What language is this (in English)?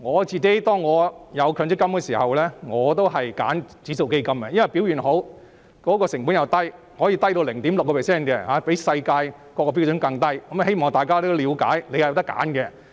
Cantonese